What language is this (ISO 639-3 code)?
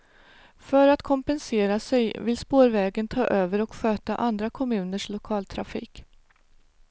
swe